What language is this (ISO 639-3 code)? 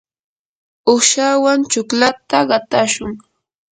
qur